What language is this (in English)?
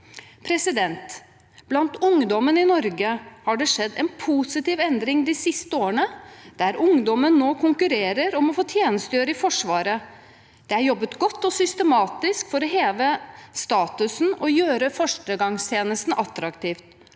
Norwegian